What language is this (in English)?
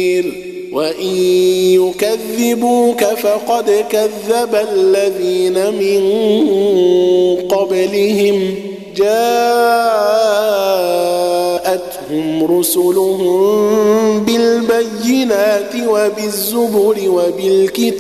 Arabic